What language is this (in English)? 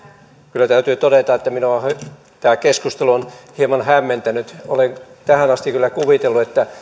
Finnish